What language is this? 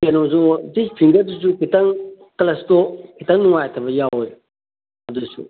Manipuri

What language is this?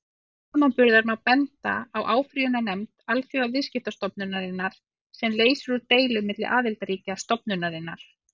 Icelandic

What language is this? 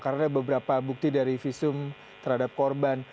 Indonesian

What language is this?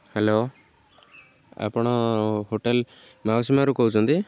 Odia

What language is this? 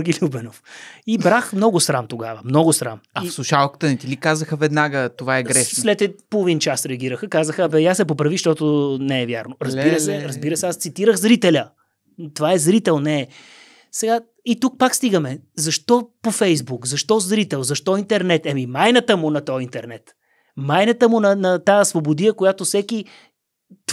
Bulgarian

